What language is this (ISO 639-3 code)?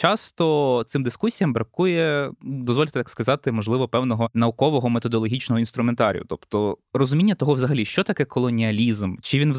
ukr